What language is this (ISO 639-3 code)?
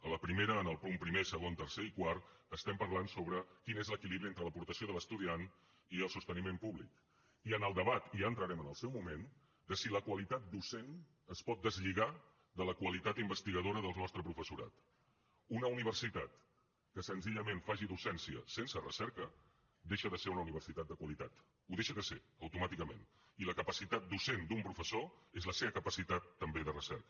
cat